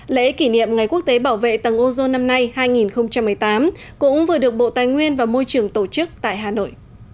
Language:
Vietnamese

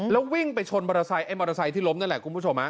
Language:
Thai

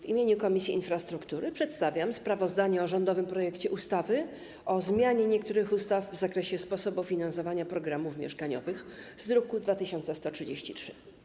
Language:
Polish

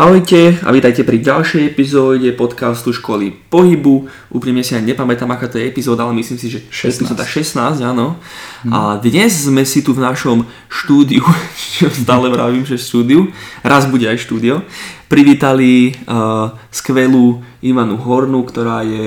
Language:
Slovak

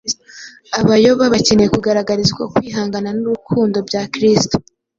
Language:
Kinyarwanda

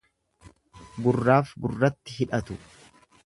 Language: Oromo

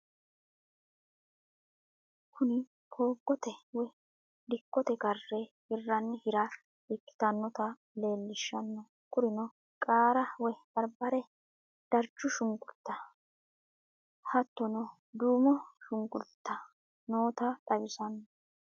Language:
Sidamo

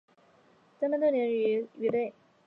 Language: Chinese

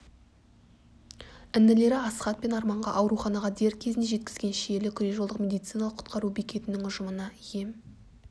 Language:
Kazakh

